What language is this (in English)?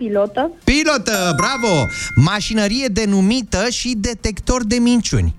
Romanian